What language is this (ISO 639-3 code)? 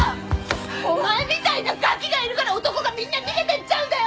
jpn